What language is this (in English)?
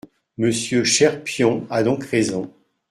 French